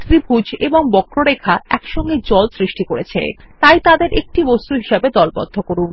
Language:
Bangla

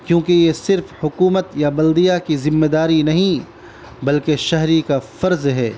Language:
Urdu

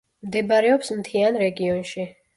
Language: Georgian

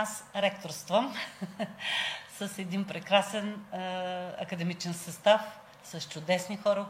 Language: Bulgarian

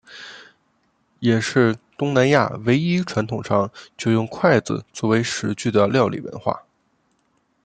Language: Chinese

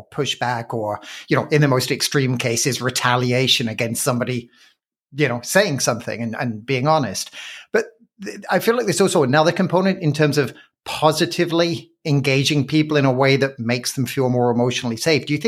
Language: English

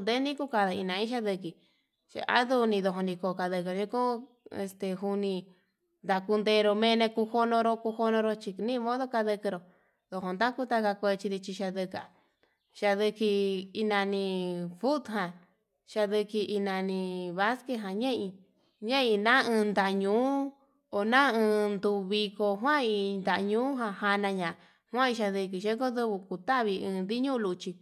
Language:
Yutanduchi Mixtec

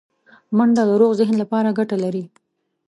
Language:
Pashto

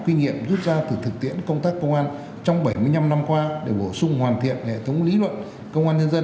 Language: Vietnamese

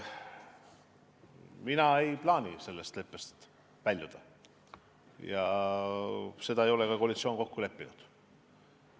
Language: Estonian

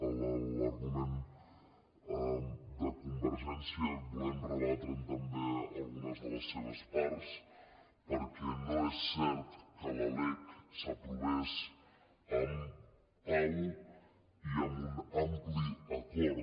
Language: Catalan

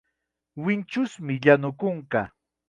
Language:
Chiquián Ancash Quechua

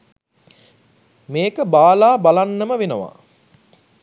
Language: Sinhala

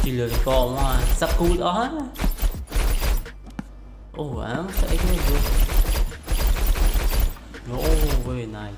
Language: Vietnamese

